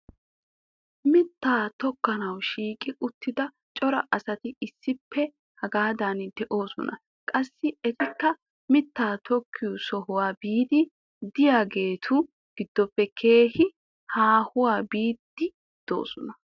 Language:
Wolaytta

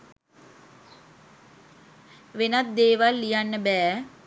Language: Sinhala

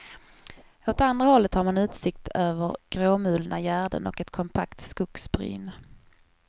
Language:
Swedish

